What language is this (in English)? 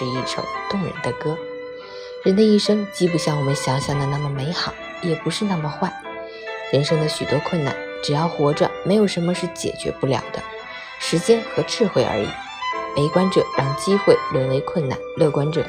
Chinese